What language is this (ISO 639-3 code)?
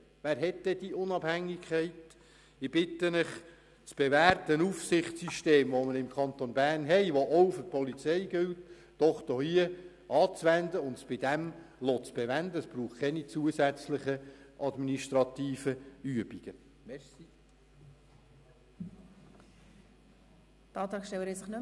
gsw